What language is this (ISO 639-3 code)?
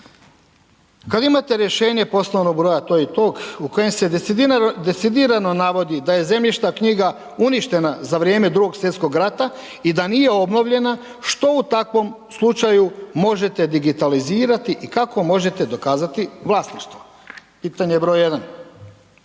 hrv